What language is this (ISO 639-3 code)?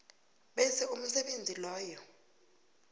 nbl